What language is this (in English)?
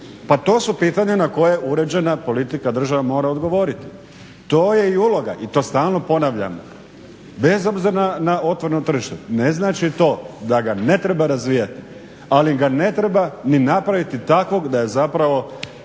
Croatian